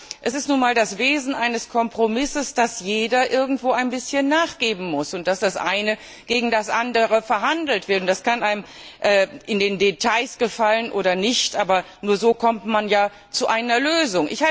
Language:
German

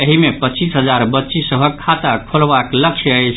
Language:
Maithili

